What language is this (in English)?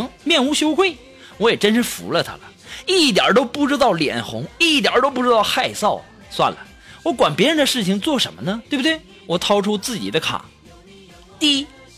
Chinese